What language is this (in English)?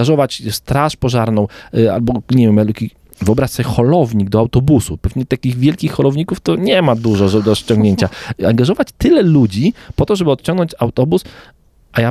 Polish